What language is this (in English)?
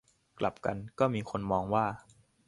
Thai